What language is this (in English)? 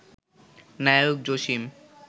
Bangla